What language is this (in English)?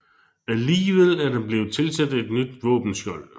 Danish